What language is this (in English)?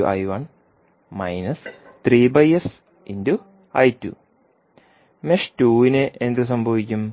Malayalam